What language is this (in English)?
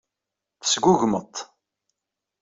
Kabyle